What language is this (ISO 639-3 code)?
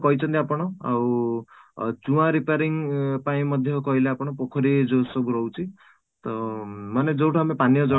ori